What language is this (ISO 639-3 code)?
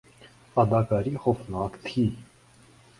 urd